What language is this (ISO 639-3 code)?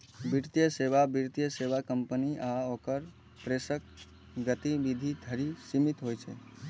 mai